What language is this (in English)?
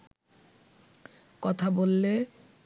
Bangla